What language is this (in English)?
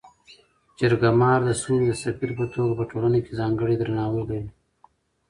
Pashto